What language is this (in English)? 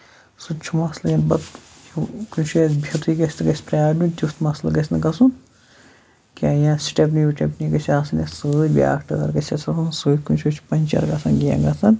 Kashmiri